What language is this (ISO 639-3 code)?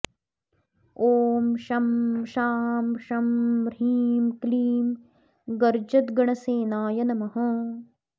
san